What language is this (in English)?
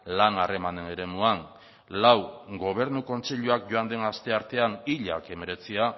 Basque